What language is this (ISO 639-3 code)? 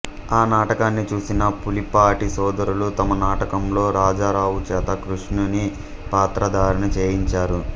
tel